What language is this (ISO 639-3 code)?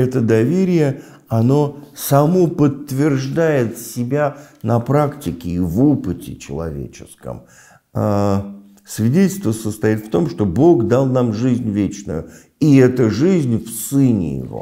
rus